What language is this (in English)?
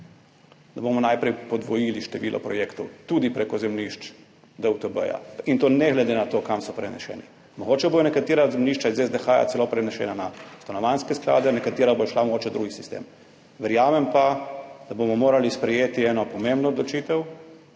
Slovenian